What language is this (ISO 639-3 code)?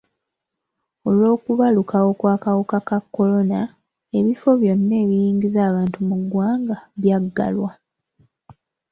lug